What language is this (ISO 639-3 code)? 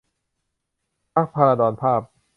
tha